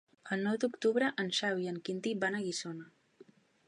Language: Catalan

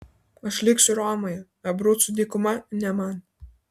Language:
Lithuanian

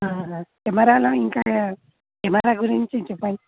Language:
Telugu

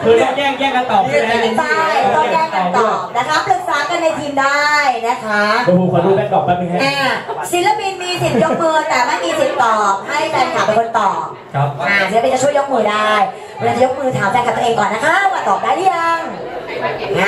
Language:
Thai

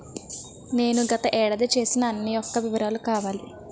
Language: Telugu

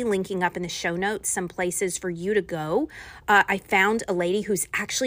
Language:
English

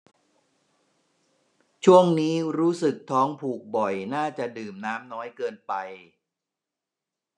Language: Thai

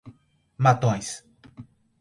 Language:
Portuguese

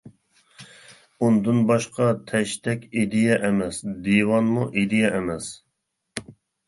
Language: Uyghur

